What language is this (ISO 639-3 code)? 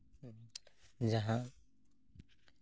sat